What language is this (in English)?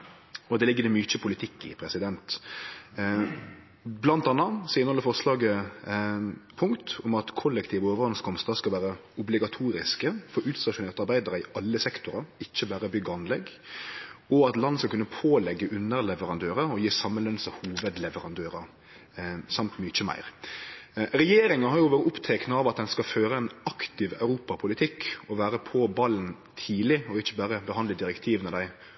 Norwegian Nynorsk